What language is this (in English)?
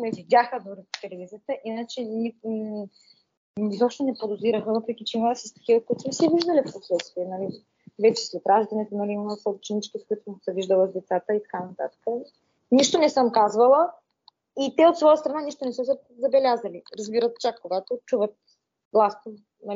Bulgarian